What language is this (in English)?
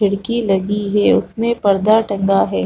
Hindi